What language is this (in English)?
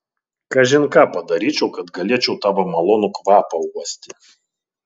Lithuanian